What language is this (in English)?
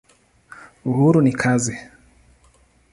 Swahili